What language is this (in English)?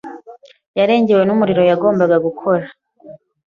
Kinyarwanda